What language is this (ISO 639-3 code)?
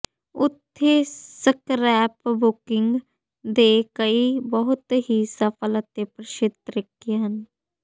pan